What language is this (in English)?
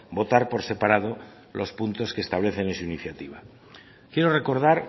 Spanish